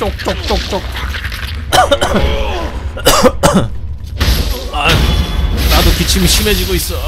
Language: Korean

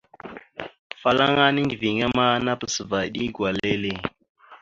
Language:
Mada (Cameroon)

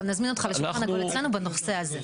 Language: Hebrew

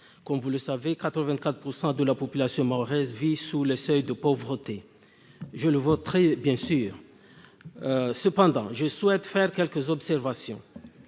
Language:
French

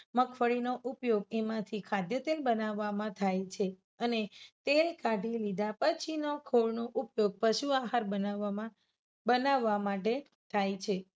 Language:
Gujarati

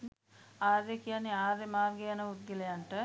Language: Sinhala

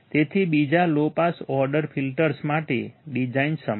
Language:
Gujarati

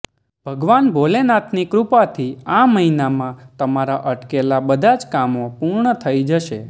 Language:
Gujarati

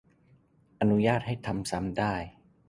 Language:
Thai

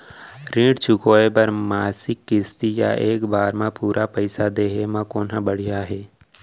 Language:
Chhattisgarhi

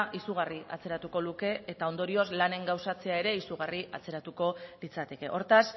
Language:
Basque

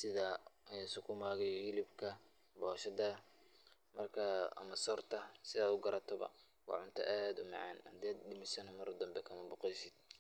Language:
Somali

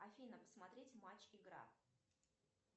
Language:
Russian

